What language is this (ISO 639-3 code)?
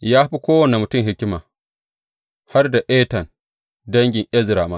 hau